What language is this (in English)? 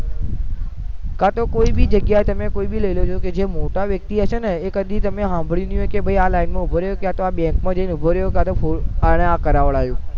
Gujarati